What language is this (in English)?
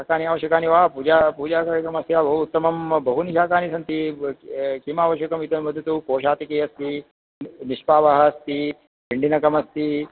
Sanskrit